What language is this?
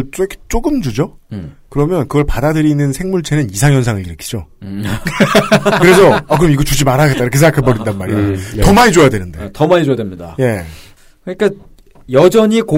Korean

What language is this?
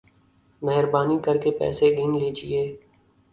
Urdu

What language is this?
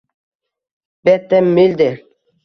Uzbek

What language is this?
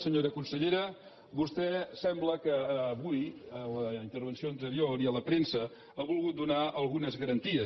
Catalan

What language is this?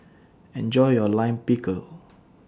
English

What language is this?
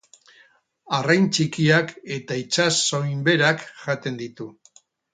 Basque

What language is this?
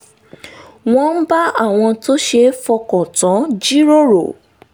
Yoruba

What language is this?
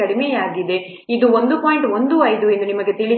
Kannada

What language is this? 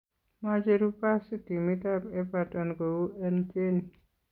Kalenjin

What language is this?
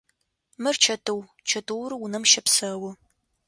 Adyghe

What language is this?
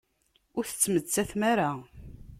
Kabyle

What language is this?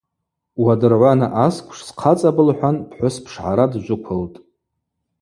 Abaza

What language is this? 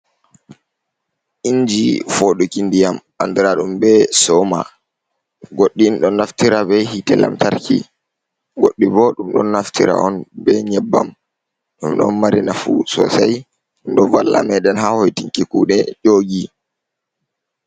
Fula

